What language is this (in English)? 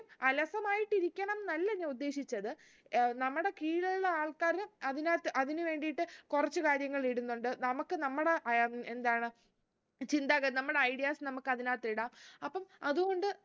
Malayalam